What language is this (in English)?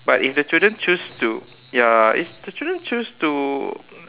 English